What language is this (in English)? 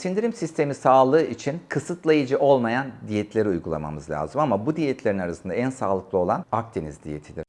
Turkish